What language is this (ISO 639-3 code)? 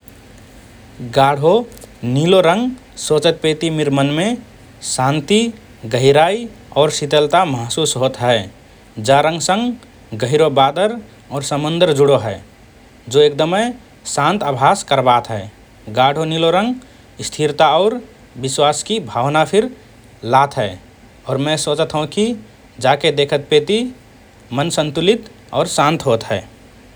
thr